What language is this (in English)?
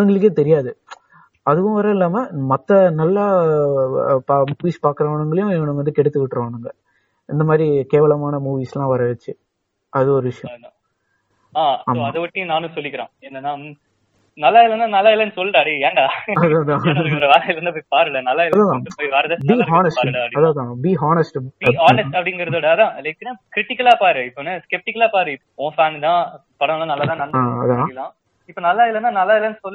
Tamil